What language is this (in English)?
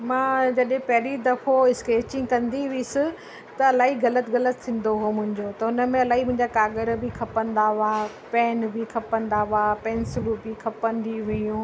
Sindhi